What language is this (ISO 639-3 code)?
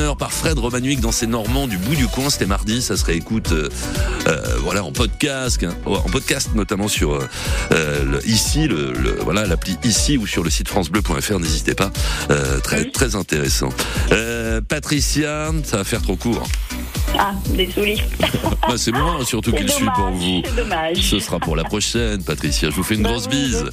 fra